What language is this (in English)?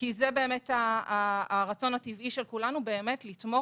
Hebrew